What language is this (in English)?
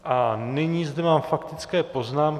Czech